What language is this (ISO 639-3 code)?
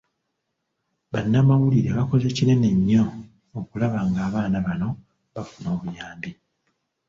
lug